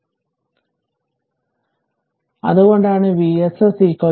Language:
Malayalam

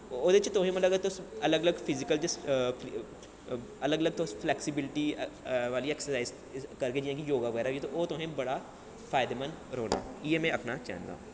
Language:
Dogri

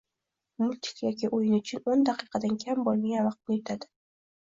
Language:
Uzbek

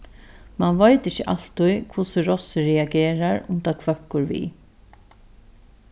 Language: Faroese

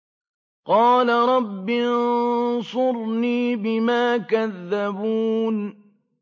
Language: Arabic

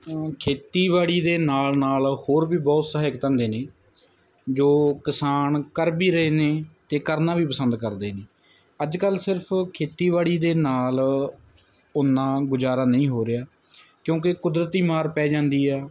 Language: Punjabi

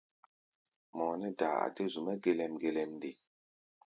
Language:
Gbaya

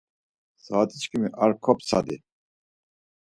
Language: Laz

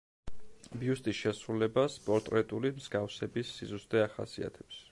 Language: Georgian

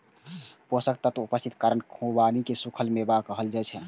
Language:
Maithili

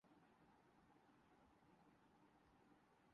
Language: Urdu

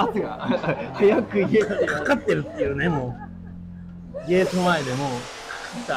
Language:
Japanese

